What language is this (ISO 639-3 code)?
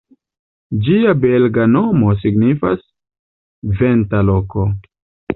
epo